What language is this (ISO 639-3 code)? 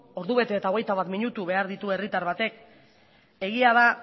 eus